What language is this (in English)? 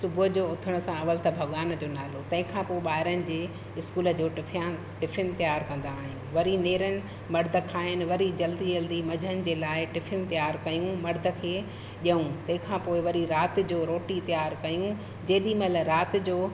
Sindhi